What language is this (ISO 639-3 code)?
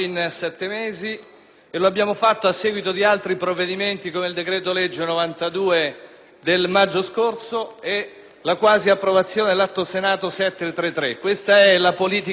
ita